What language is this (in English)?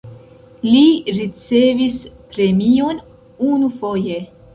Esperanto